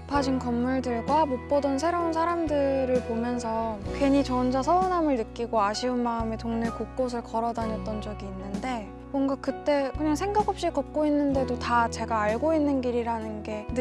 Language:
Korean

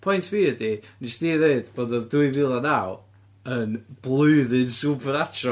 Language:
Welsh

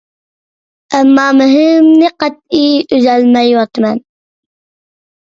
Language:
Uyghur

